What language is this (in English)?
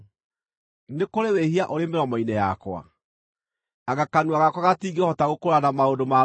Kikuyu